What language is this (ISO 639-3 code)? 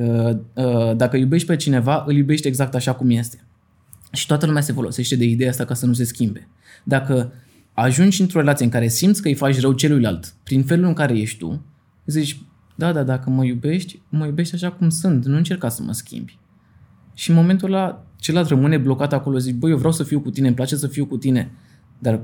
ron